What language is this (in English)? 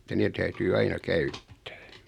Finnish